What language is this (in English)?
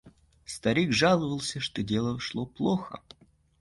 Russian